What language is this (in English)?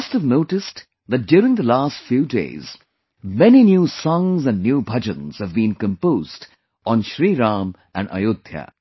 English